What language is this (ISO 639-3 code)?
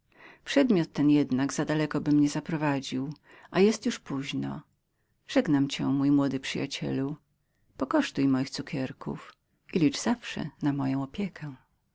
pol